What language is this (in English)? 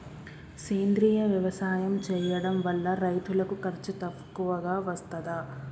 Telugu